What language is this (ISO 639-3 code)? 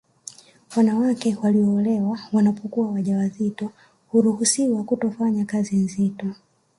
swa